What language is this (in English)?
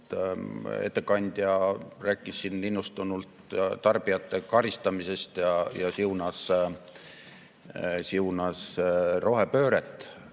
Estonian